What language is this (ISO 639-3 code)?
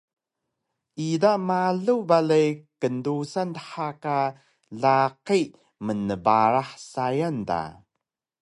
trv